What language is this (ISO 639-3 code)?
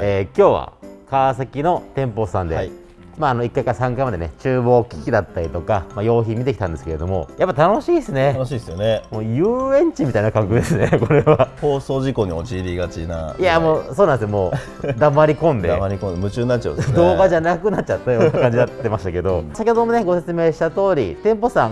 jpn